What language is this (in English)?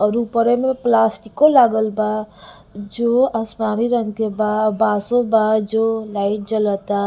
Bhojpuri